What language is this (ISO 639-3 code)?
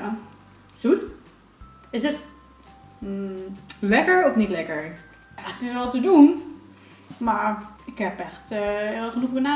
nld